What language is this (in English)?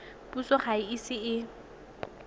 Tswana